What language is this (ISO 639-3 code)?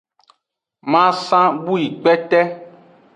ajg